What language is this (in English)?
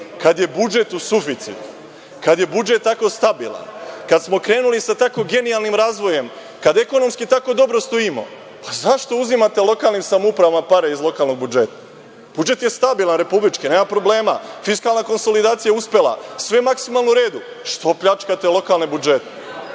Serbian